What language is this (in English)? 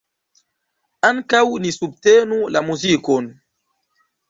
Esperanto